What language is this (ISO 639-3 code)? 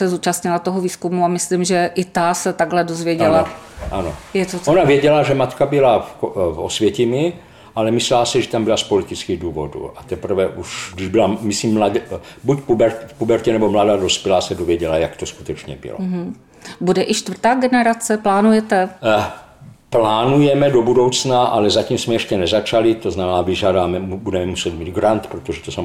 ces